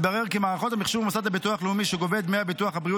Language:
Hebrew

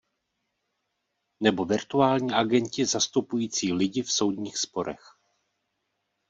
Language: Czech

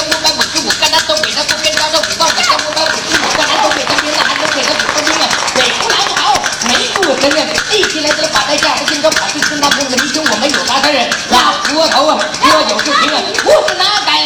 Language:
Chinese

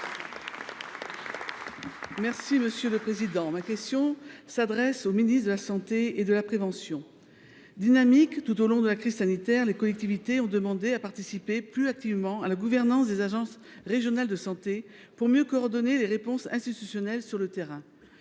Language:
French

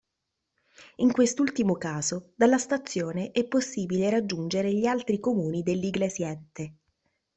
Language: Italian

